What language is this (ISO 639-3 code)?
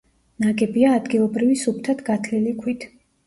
kat